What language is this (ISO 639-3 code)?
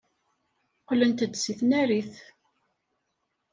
kab